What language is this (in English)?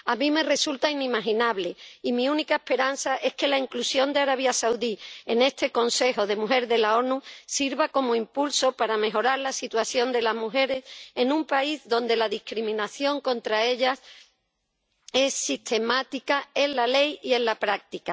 Spanish